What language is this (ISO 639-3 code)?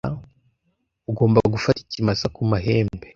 kin